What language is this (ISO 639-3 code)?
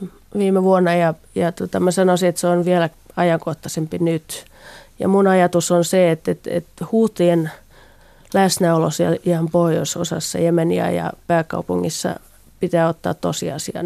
fin